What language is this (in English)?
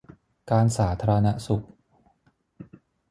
Thai